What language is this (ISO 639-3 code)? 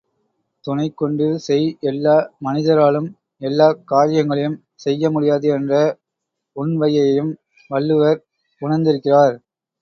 tam